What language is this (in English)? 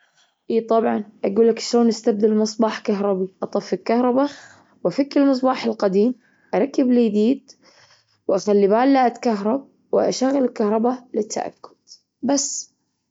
Gulf Arabic